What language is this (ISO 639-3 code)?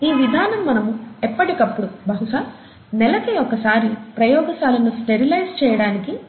tel